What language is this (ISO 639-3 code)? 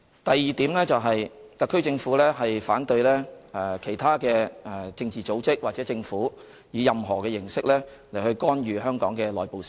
yue